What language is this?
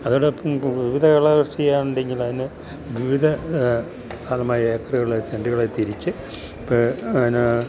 Malayalam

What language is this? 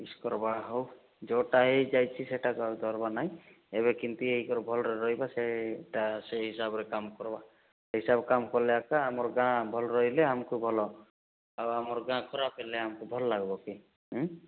Odia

